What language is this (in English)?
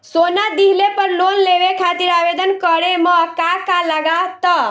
Bhojpuri